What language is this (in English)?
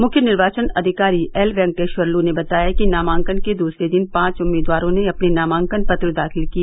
Hindi